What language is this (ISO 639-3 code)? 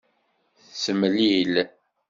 kab